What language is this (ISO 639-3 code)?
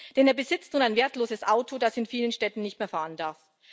deu